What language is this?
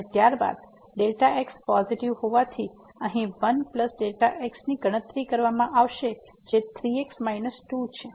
Gujarati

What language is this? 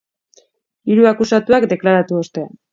Basque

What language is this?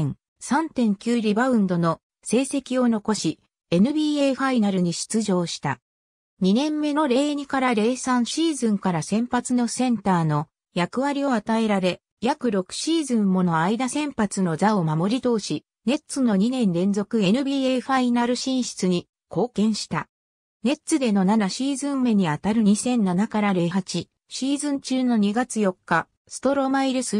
Japanese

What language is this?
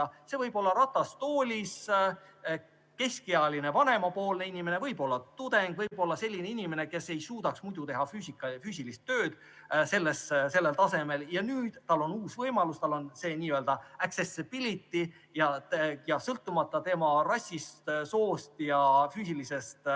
Estonian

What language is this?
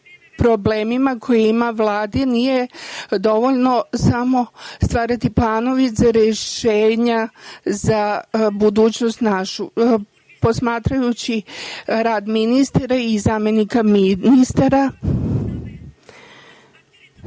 Serbian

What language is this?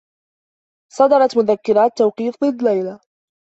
Arabic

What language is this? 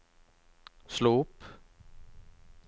Norwegian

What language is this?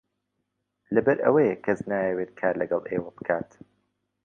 Central Kurdish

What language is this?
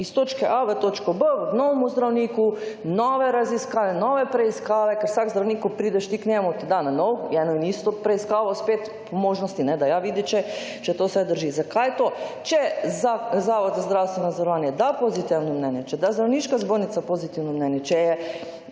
Slovenian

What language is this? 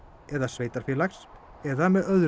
Icelandic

